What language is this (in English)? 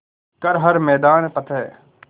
Hindi